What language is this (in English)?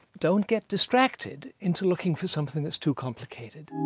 English